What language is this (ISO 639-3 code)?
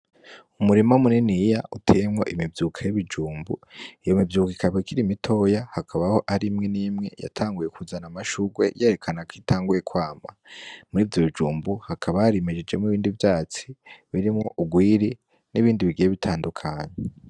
run